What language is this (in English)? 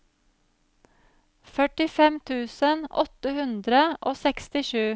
Norwegian